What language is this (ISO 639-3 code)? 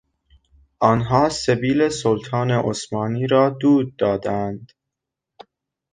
fas